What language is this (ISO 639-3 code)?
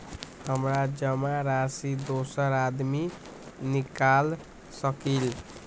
mag